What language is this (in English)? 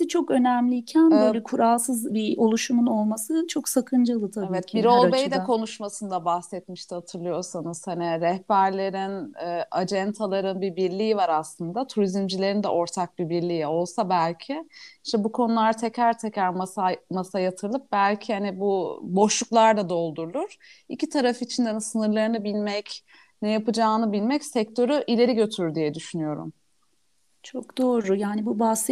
Turkish